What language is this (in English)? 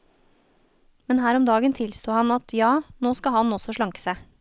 Norwegian